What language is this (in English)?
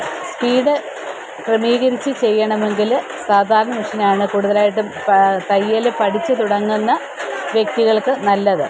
Malayalam